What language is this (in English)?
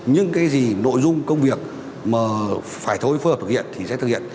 Vietnamese